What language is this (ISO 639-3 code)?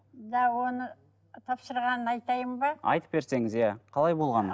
kaz